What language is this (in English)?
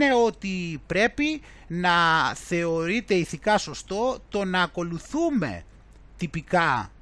Greek